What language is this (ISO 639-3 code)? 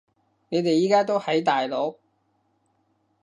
yue